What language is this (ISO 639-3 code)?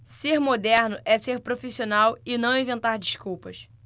por